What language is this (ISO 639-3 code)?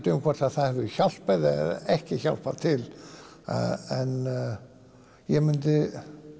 isl